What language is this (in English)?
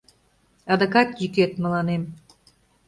Mari